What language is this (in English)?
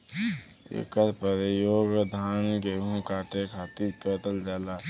Bhojpuri